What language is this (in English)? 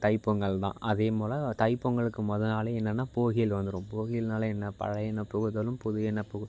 Tamil